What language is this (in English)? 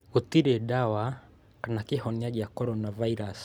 Kikuyu